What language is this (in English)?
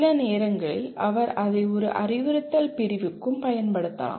Tamil